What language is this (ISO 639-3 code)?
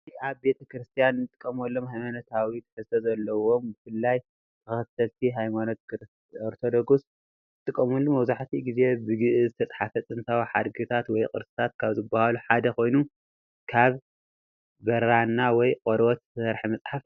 tir